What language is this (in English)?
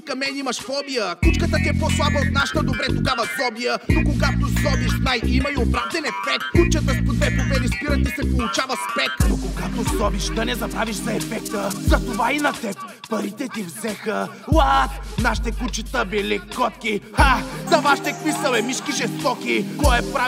Bulgarian